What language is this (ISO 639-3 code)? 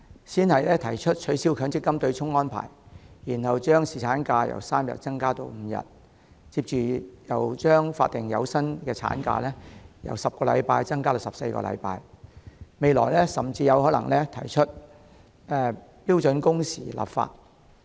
yue